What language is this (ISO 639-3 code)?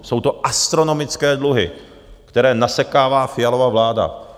ces